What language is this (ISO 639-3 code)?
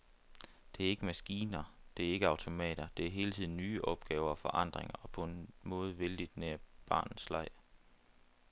dan